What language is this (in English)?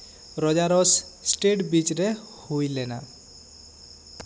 Santali